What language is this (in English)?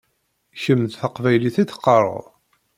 Kabyle